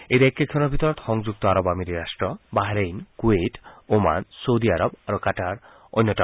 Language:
Assamese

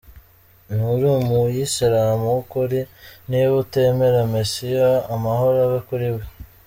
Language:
Kinyarwanda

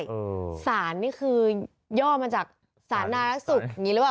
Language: Thai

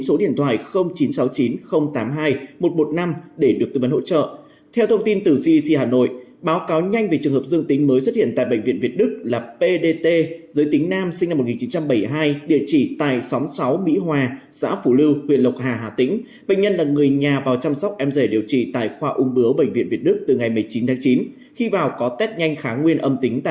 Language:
Vietnamese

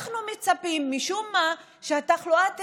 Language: Hebrew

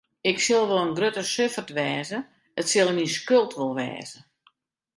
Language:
Western Frisian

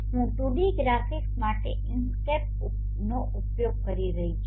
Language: Gujarati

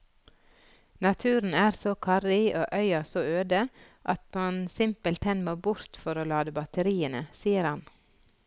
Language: Norwegian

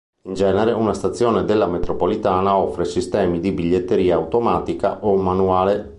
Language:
Italian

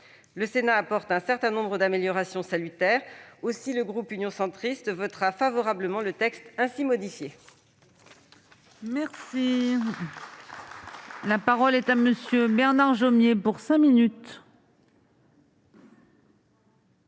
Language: French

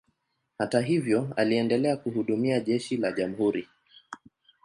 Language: Swahili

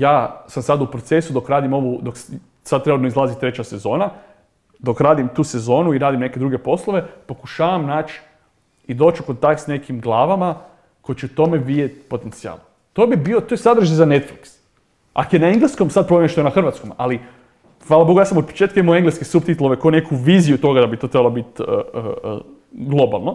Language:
Croatian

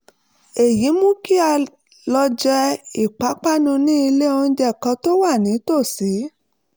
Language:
Yoruba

